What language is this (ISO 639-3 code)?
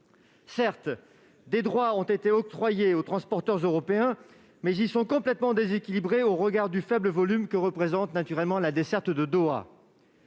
fra